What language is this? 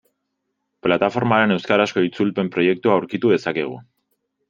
Basque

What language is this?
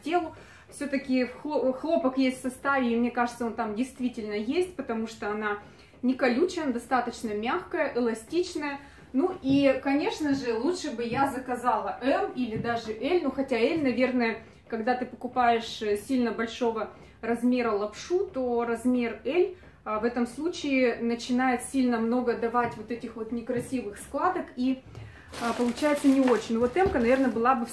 Russian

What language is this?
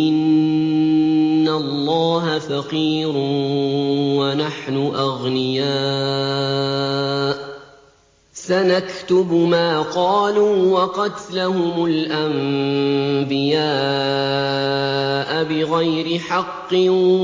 Arabic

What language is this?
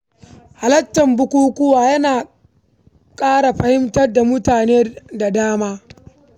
Hausa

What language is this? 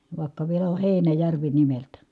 Finnish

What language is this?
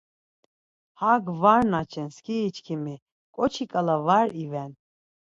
Laz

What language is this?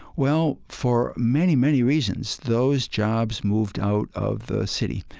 English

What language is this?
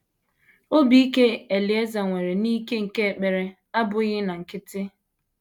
Igbo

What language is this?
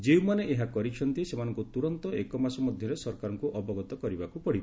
Odia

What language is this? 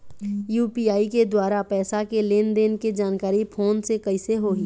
Chhattisgarhi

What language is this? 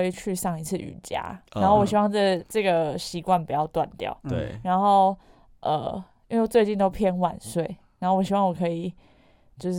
Chinese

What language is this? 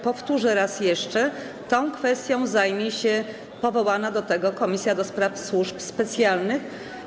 Polish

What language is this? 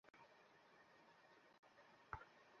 Bangla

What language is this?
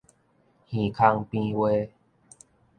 Min Nan Chinese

